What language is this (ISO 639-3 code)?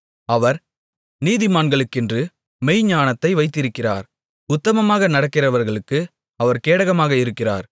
tam